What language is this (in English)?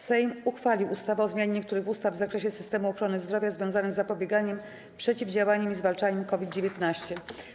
Polish